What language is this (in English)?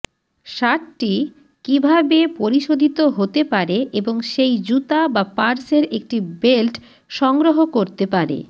Bangla